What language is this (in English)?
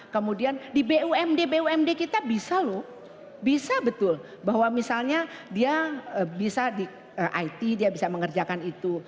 Indonesian